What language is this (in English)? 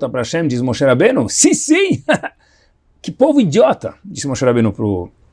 Portuguese